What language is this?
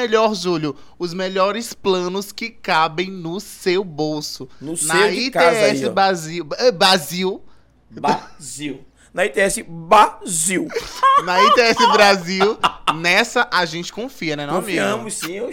Portuguese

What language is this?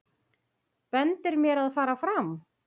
Icelandic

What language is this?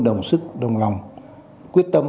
Vietnamese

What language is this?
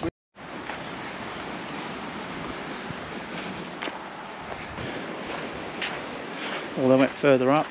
English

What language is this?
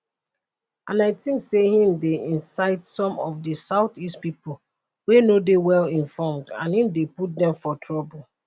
Nigerian Pidgin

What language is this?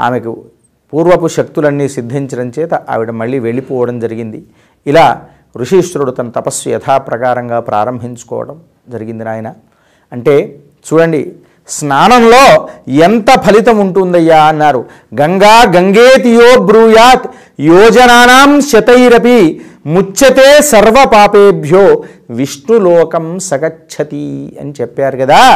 Telugu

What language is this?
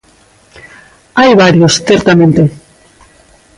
Galician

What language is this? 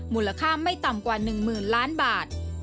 Thai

